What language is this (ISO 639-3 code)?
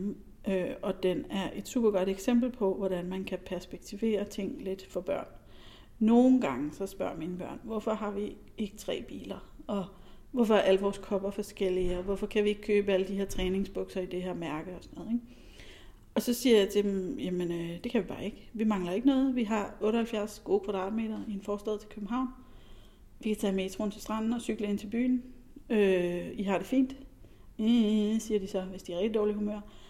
dan